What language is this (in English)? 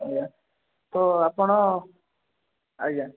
Odia